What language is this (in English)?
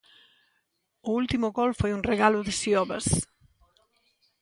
Galician